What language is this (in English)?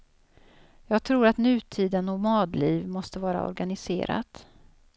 Swedish